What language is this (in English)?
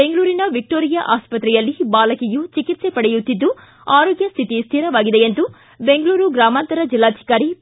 Kannada